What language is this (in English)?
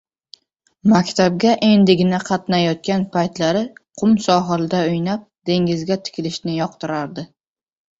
Uzbek